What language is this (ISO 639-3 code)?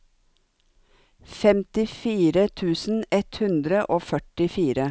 nor